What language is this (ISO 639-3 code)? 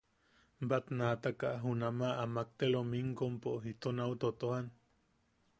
yaq